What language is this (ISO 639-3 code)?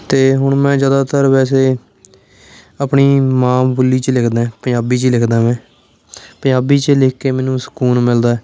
pan